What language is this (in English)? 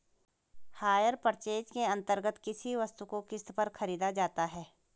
Hindi